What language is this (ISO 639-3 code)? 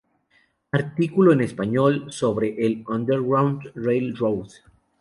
spa